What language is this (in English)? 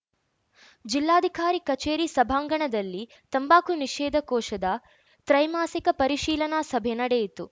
Kannada